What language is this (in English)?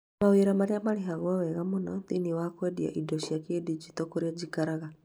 Kikuyu